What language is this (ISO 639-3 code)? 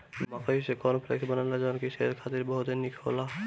bho